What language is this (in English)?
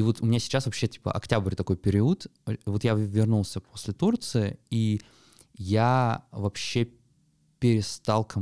Russian